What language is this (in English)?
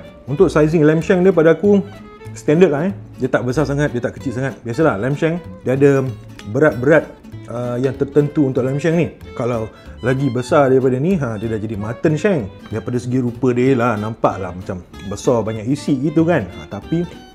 Malay